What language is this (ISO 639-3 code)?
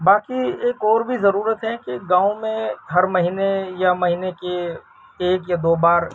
urd